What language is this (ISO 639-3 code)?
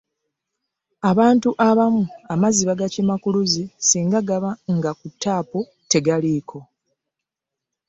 lug